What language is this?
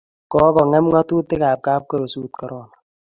Kalenjin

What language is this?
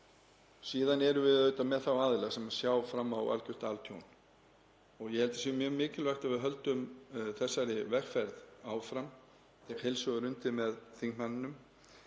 Icelandic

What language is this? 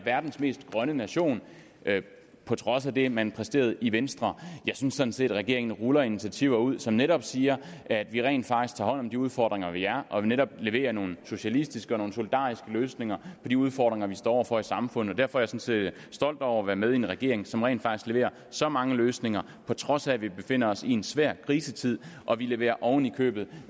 Danish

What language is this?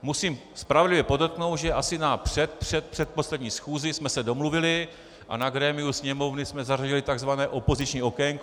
Czech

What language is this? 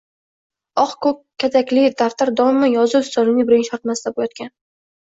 Uzbek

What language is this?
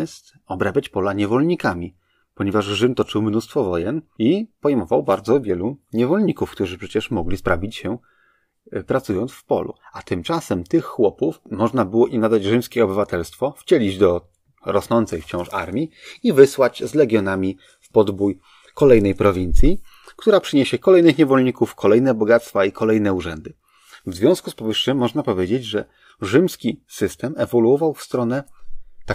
Polish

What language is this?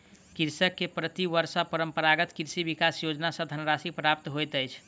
Maithili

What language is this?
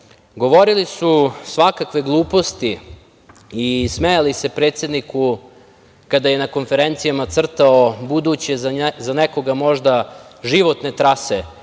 Serbian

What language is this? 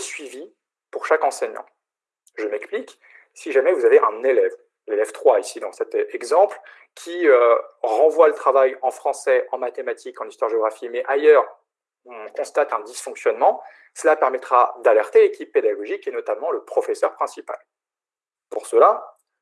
French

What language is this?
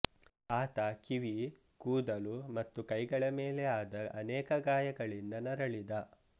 Kannada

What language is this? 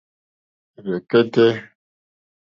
Mokpwe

